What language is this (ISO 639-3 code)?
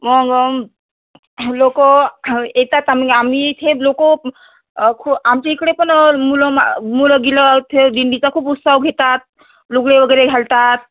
mar